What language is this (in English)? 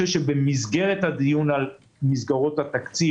Hebrew